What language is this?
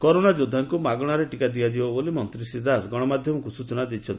Odia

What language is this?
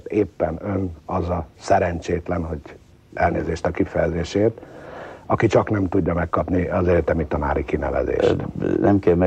Hungarian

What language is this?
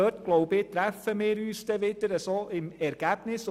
Swiss German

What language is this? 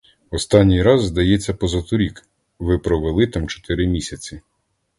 Ukrainian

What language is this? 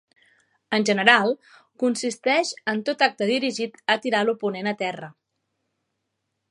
Catalan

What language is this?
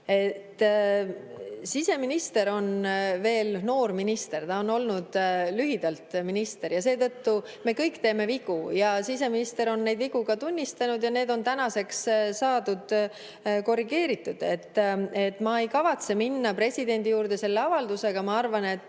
Estonian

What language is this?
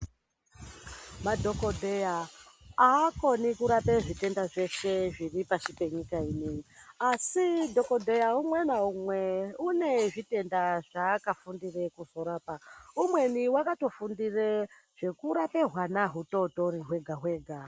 Ndau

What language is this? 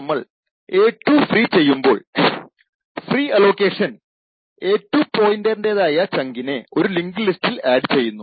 Malayalam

